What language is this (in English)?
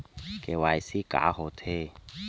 Chhattisgarhi